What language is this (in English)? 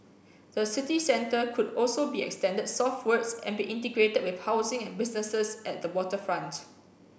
English